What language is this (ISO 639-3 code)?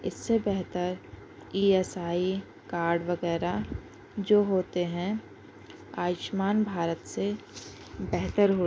urd